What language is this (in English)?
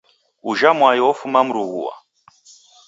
Taita